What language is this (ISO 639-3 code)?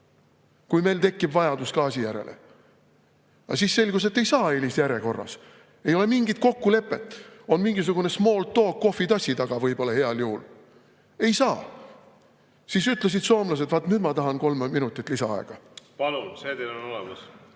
est